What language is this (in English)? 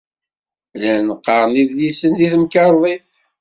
Kabyle